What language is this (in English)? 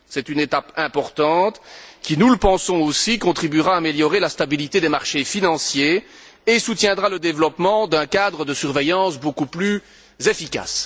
French